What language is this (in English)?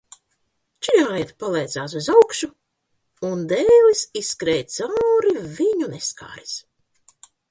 Latvian